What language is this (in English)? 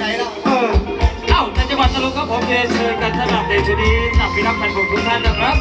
Thai